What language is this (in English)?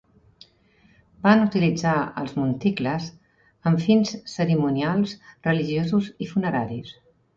Catalan